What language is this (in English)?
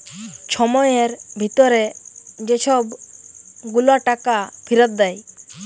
Bangla